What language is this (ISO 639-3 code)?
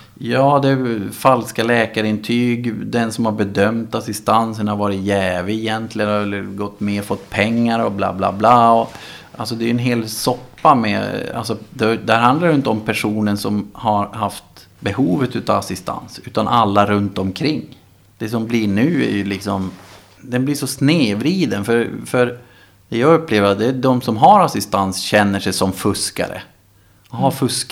swe